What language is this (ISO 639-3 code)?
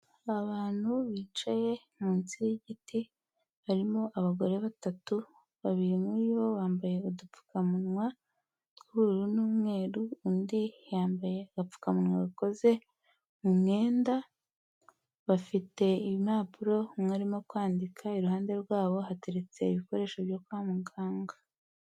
kin